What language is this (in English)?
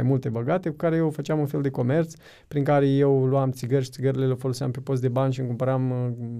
Romanian